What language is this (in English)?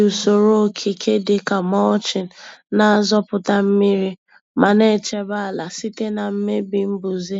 Igbo